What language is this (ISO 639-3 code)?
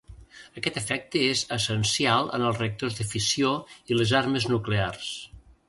cat